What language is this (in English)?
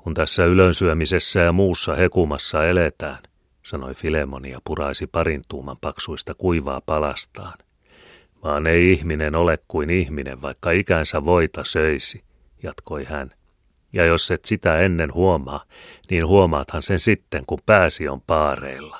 Finnish